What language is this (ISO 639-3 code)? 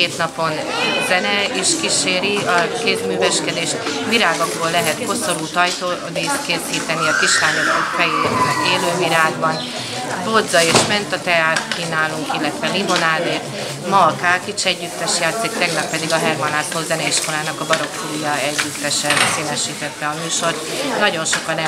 hun